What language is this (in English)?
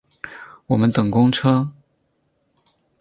Chinese